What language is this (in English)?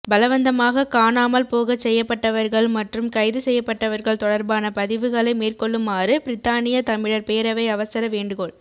Tamil